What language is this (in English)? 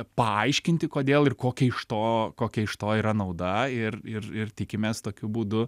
Lithuanian